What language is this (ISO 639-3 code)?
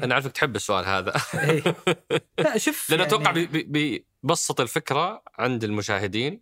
ara